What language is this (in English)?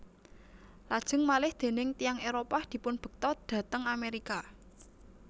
Javanese